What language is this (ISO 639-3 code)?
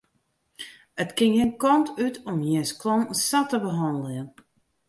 fry